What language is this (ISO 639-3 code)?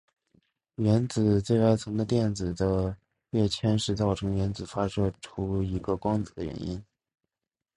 zho